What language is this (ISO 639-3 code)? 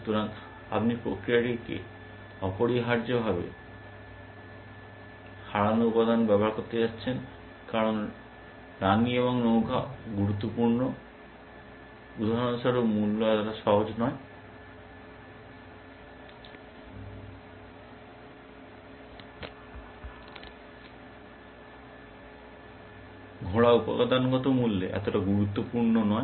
ben